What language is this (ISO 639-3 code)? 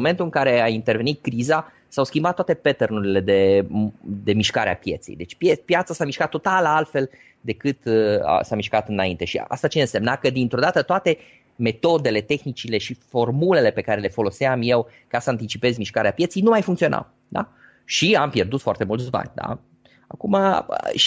ron